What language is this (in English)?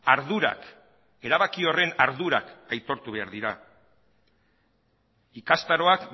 Basque